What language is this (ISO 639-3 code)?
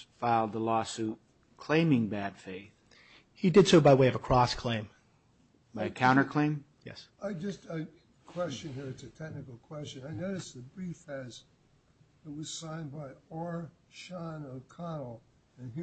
eng